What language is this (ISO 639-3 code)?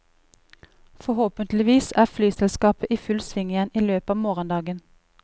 nor